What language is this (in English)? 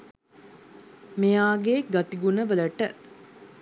Sinhala